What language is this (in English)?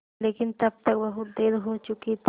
Hindi